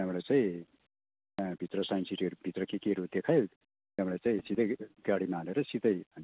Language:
Nepali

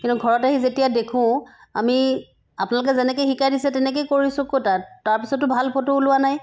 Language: Assamese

